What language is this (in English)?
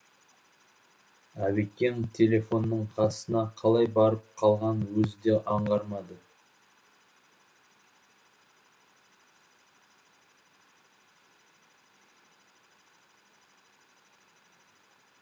Kazakh